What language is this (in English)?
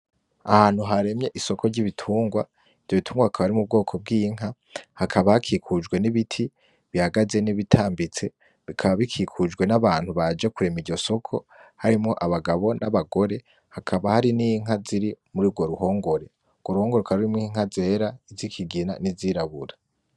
Rundi